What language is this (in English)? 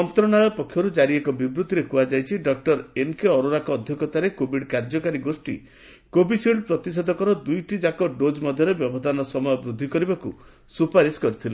Odia